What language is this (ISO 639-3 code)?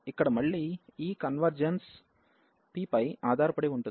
tel